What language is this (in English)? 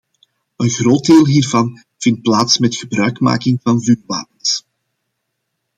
Dutch